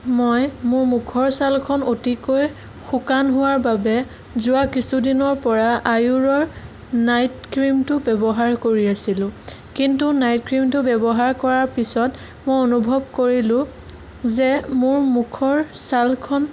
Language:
Assamese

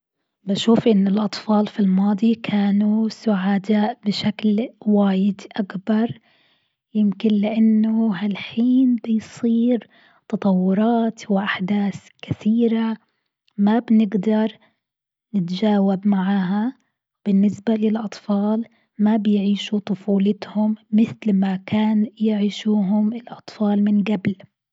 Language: Gulf Arabic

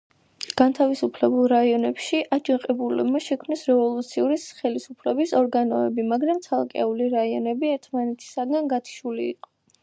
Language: Georgian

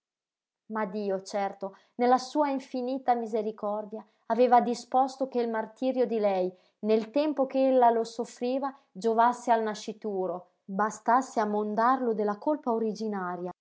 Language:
Italian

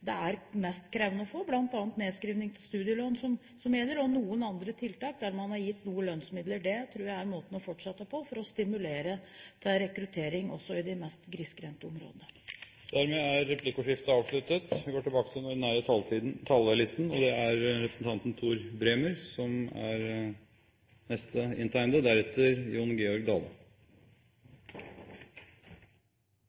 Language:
Norwegian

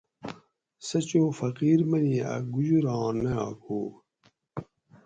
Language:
Gawri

